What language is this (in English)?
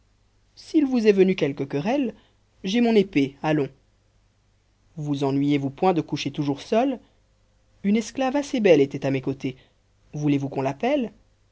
French